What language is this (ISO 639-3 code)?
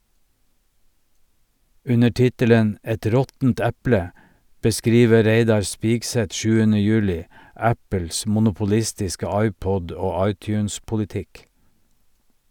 nor